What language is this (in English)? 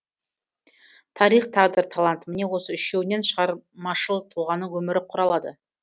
Kazakh